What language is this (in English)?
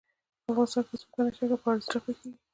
Pashto